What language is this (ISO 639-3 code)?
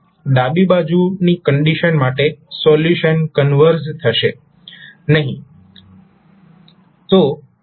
guj